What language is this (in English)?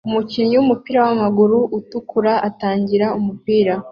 Kinyarwanda